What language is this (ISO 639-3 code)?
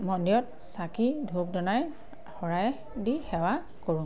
asm